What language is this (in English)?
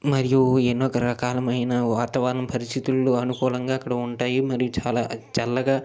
Telugu